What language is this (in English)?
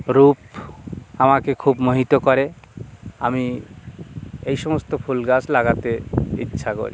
Bangla